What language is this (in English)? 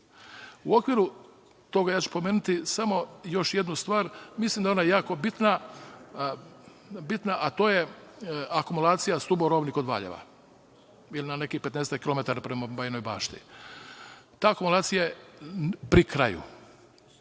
Serbian